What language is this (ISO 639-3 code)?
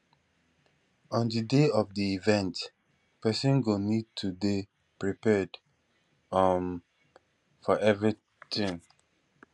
pcm